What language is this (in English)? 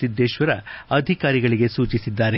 Kannada